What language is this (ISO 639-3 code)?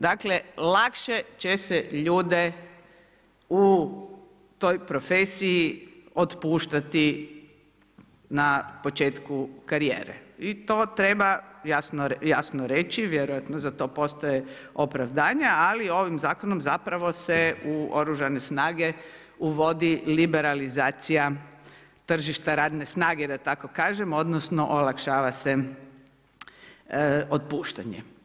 hrv